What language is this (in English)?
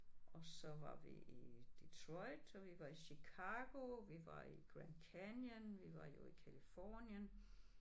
Danish